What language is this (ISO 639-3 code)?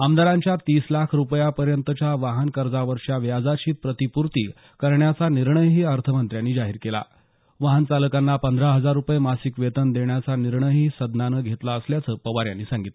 mar